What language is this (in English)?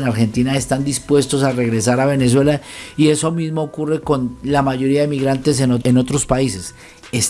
Spanish